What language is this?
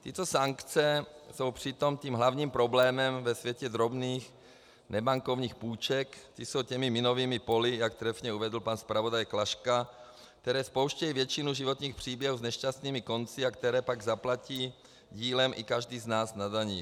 Czech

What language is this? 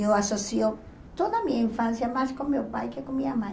Portuguese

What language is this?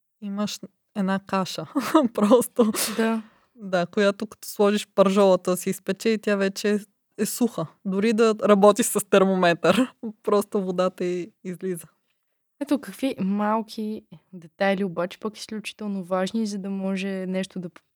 Bulgarian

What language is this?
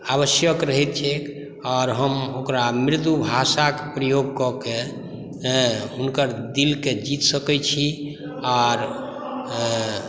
Maithili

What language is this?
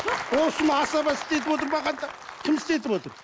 Kazakh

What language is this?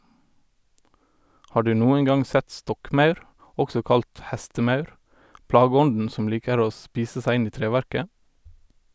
Norwegian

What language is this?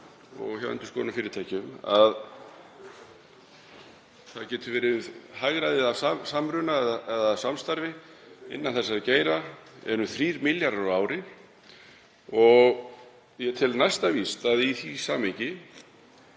Icelandic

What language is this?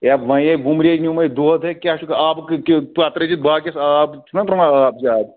Kashmiri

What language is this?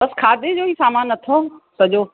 Sindhi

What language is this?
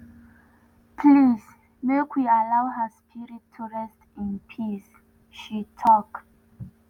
Nigerian Pidgin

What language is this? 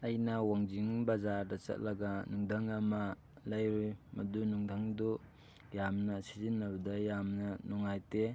Manipuri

